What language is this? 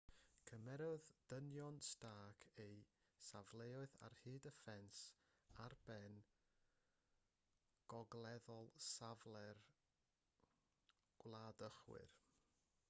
Welsh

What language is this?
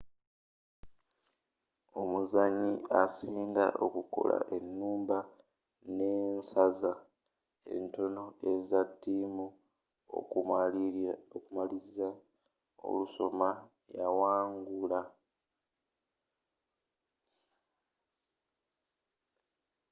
Ganda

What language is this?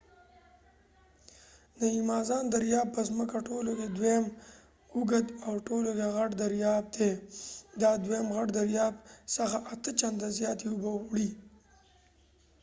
Pashto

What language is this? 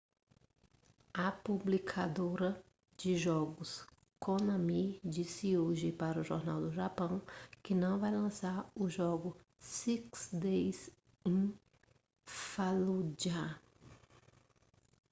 Portuguese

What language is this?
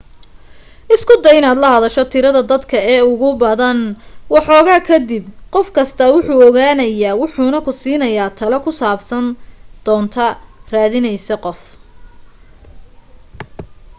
Somali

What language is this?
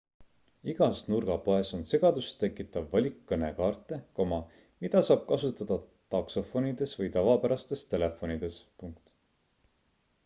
Estonian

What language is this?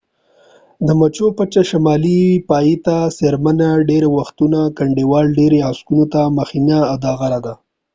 Pashto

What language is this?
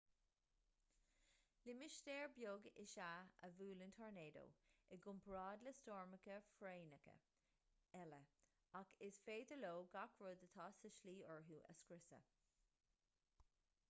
Irish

